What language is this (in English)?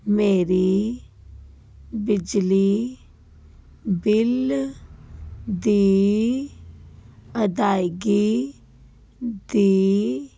Punjabi